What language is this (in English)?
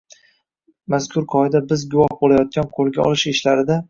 Uzbek